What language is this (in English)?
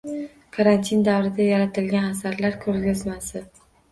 Uzbek